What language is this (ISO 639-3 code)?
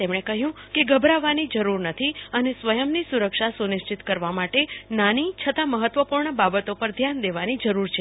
guj